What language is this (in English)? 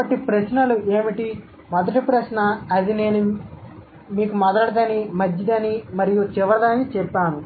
Telugu